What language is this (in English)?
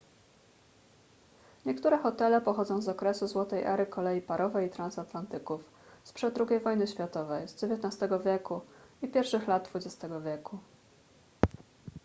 Polish